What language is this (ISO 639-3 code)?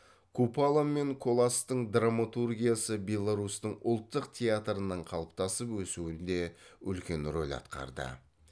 kaz